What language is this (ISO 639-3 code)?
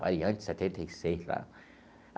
por